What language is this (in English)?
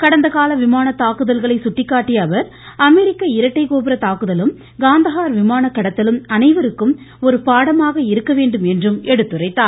Tamil